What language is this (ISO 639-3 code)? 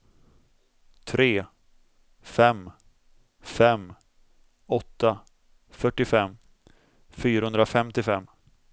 swe